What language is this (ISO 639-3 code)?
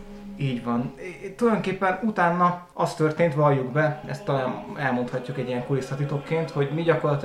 hun